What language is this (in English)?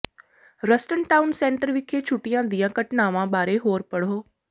Punjabi